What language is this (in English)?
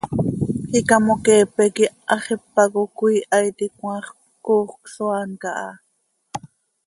Seri